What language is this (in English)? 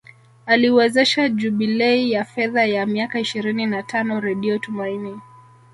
Swahili